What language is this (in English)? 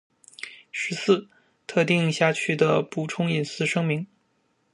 Chinese